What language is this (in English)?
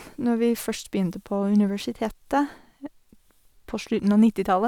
Norwegian